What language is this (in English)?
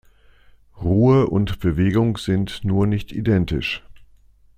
German